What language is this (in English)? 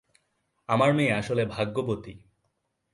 Bangla